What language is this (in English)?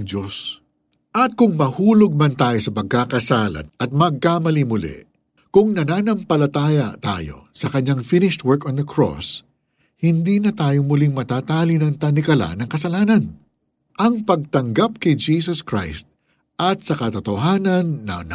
Filipino